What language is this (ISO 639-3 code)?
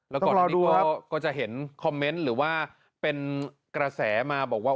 tha